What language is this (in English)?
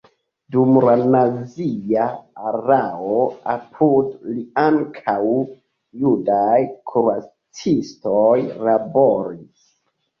Esperanto